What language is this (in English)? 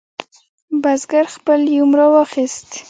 Pashto